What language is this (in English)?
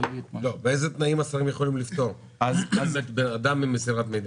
Hebrew